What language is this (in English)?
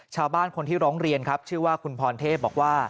Thai